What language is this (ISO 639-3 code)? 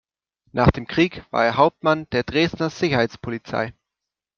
deu